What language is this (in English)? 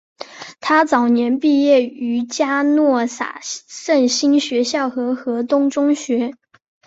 Chinese